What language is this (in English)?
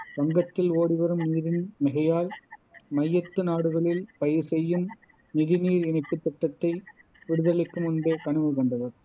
Tamil